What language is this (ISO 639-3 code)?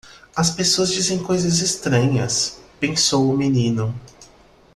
por